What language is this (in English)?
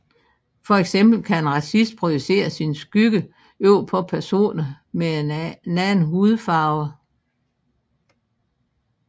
Danish